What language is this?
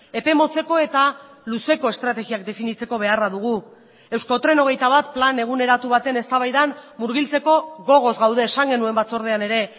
Basque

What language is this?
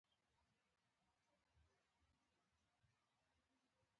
Pashto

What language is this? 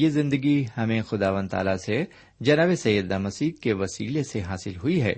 Urdu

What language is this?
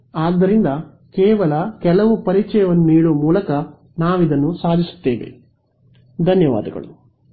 Kannada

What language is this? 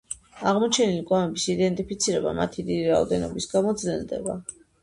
Georgian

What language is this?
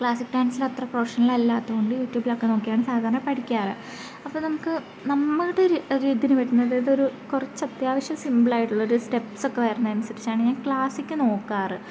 Malayalam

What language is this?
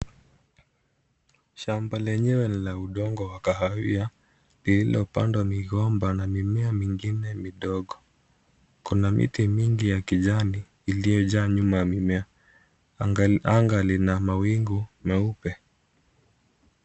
Swahili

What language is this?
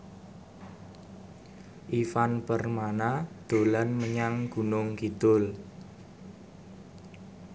Javanese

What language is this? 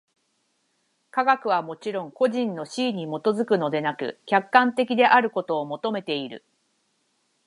Japanese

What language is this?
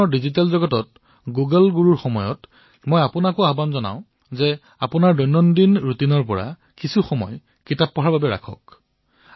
Assamese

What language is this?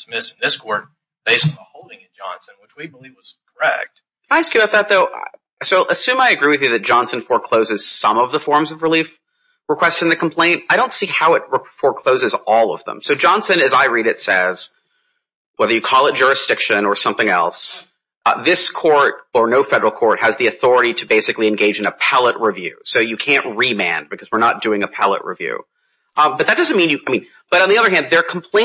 English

